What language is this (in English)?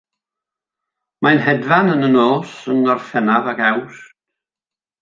Welsh